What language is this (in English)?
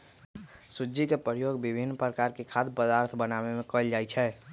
Magahi